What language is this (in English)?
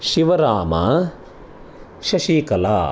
Sanskrit